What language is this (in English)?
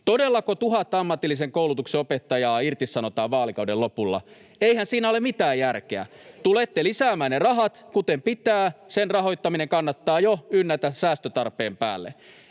Finnish